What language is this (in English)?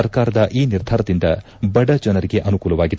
Kannada